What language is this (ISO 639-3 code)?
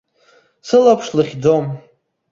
abk